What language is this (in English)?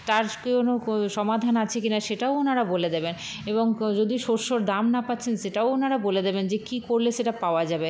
Bangla